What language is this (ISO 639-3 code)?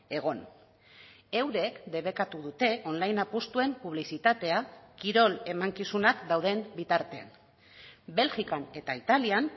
eus